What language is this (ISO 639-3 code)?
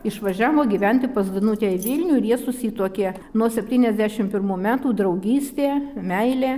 lit